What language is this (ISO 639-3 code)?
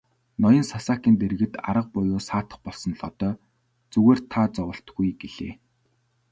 mon